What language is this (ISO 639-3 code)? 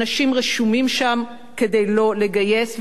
heb